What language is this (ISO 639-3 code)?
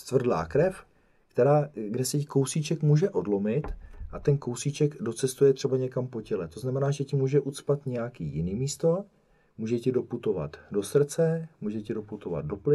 ces